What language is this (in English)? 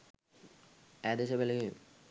Sinhala